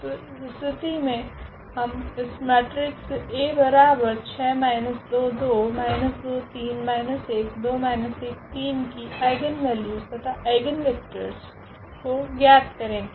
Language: Hindi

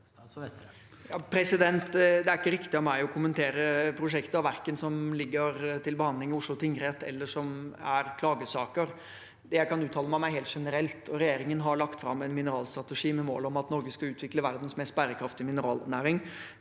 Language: Norwegian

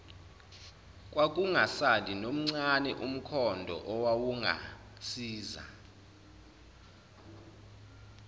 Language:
Zulu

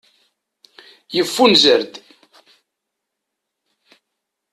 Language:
Kabyle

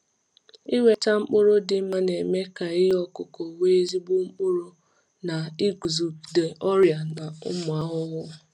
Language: Igbo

